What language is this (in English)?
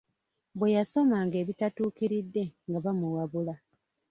Ganda